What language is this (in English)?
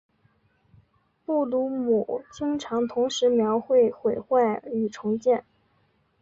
Chinese